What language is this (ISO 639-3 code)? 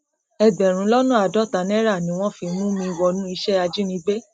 yor